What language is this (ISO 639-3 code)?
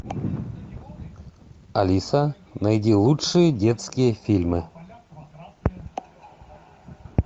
rus